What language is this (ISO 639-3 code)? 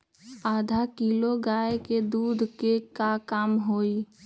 mag